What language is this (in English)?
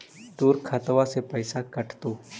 Magahi